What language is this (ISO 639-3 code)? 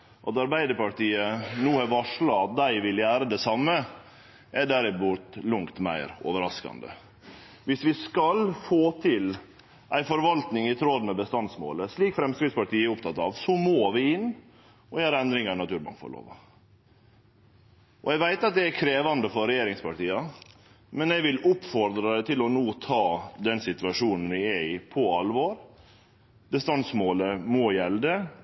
nno